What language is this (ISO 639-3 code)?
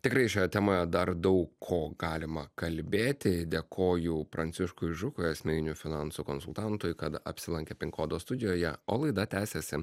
lit